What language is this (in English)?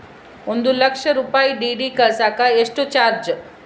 Kannada